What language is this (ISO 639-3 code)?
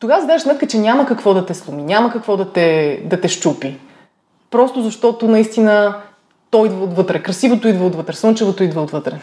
bul